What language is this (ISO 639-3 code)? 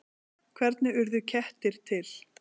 isl